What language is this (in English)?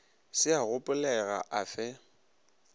Northern Sotho